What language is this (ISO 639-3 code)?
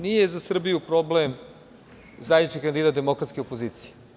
srp